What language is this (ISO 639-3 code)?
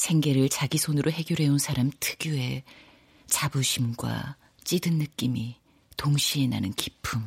kor